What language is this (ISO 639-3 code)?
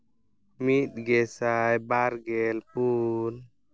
sat